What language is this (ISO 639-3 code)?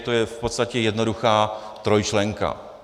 ces